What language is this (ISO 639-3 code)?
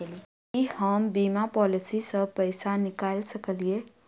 mai